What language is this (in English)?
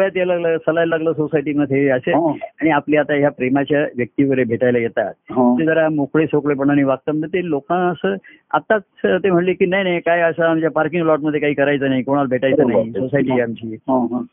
Marathi